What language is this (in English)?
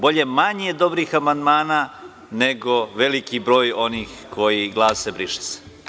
Serbian